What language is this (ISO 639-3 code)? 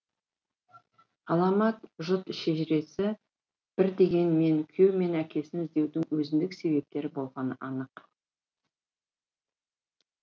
kaz